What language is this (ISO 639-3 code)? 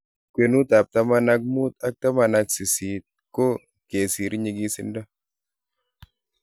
kln